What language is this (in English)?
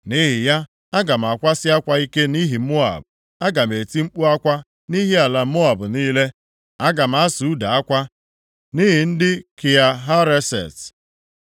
Igbo